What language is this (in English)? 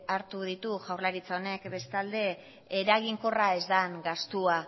Basque